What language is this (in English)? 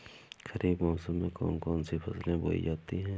Hindi